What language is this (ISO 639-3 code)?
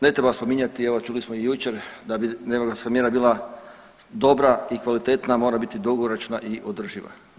hrv